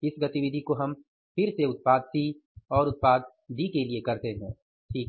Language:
Hindi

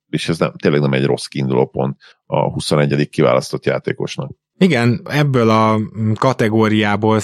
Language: Hungarian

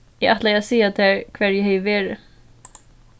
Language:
Faroese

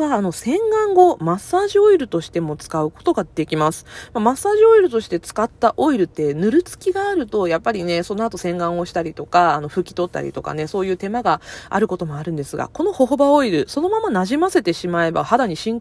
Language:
Japanese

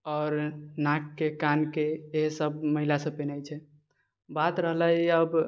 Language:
Maithili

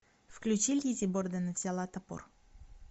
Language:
Russian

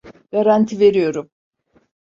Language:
Turkish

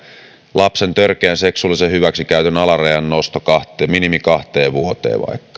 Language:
Finnish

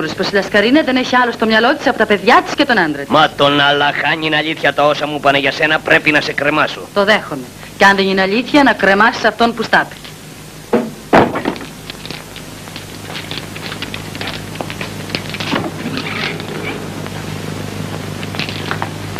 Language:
Greek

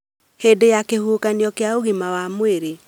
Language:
Kikuyu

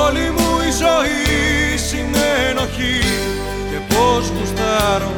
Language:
Greek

